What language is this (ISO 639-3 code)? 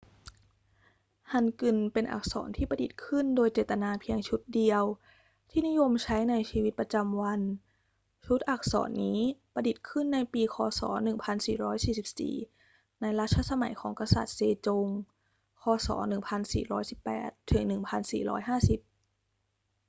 tha